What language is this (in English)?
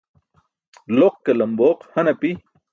Burushaski